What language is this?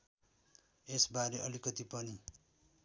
Nepali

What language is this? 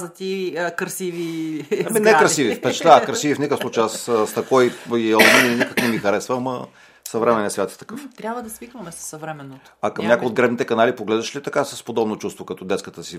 Bulgarian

